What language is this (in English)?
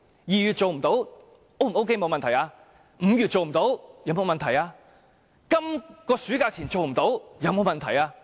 Cantonese